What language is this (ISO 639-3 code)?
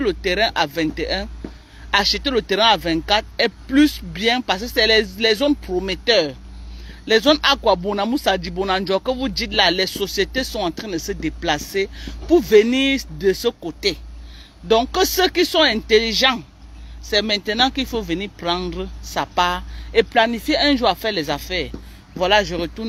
fra